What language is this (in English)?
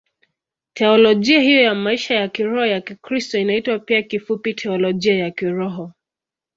Swahili